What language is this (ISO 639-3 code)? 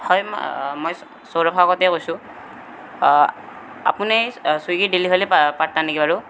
asm